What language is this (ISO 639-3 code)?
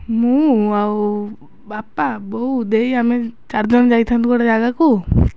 ori